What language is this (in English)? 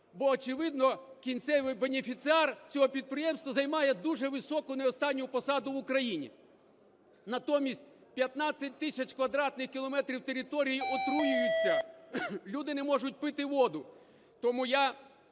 Ukrainian